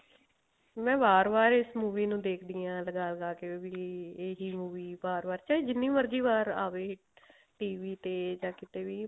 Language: Punjabi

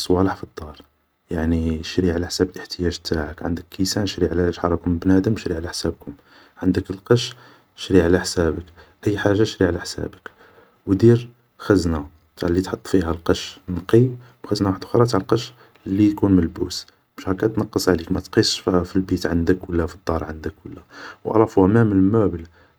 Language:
Algerian Arabic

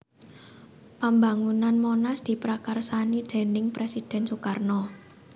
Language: Javanese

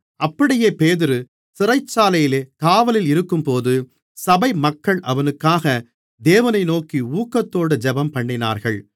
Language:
Tamil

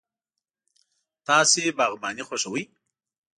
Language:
Pashto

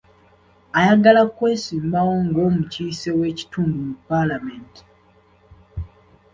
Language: Ganda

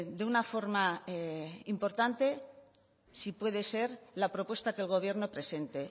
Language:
Spanish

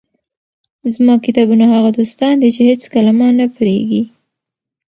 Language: Pashto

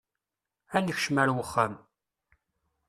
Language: Kabyle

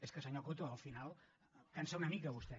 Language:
Catalan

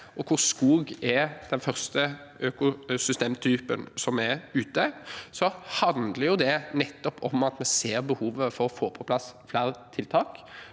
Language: Norwegian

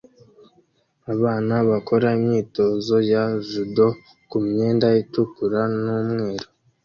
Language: Kinyarwanda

